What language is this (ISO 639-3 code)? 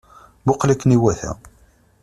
kab